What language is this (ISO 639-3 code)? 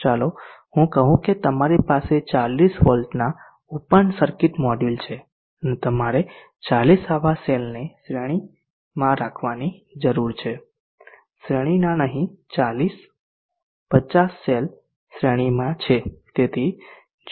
guj